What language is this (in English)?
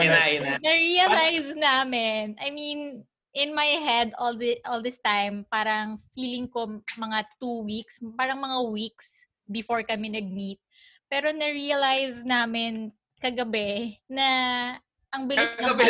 Filipino